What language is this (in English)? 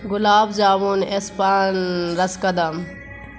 Urdu